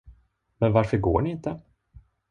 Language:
Swedish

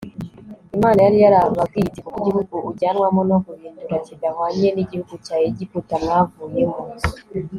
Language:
Kinyarwanda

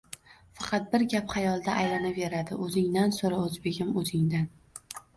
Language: Uzbek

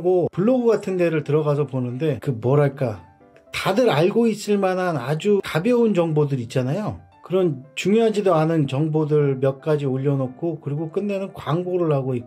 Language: Korean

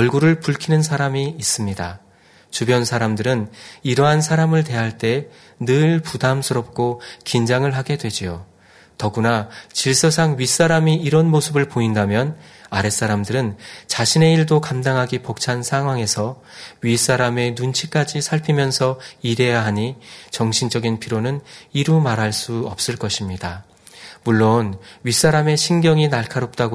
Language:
Korean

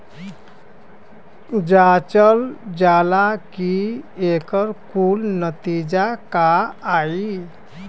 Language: Bhojpuri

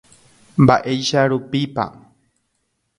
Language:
Guarani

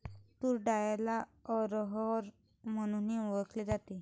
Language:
Marathi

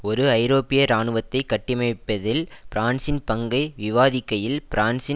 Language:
Tamil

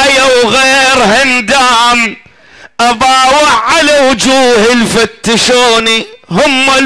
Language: Arabic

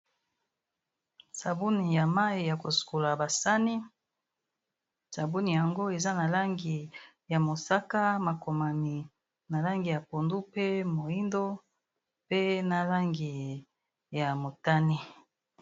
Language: Lingala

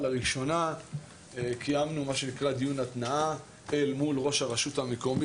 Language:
Hebrew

